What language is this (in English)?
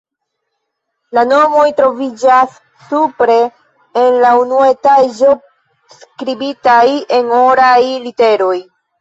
Esperanto